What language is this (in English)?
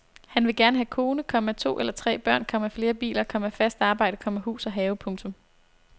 Danish